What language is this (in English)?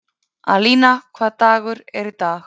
Icelandic